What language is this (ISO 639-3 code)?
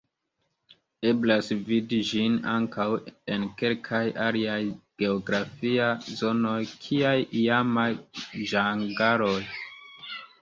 epo